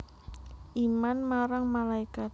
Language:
Javanese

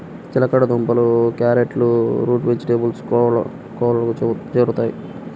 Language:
Telugu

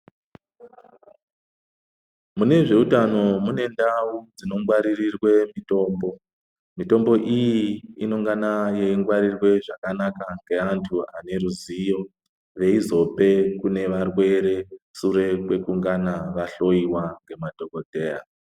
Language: Ndau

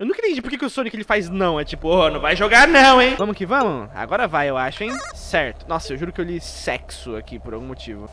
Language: Portuguese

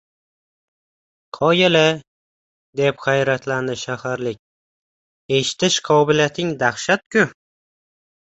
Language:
Uzbek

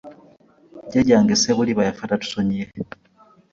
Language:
Ganda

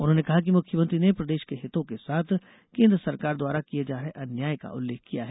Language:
Hindi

